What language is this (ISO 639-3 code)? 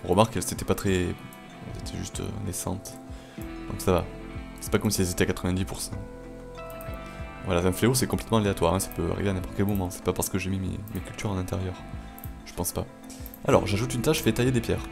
fra